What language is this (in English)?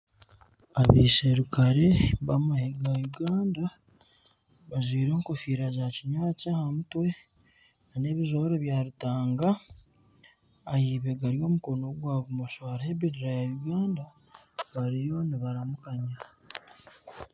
Nyankole